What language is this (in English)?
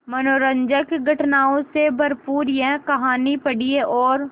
Hindi